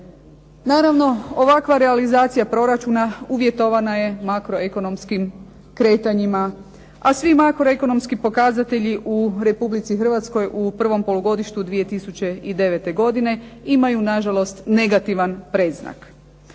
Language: Croatian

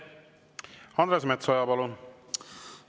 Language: Estonian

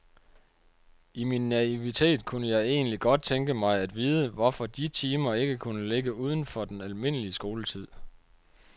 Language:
Danish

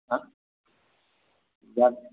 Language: Konkani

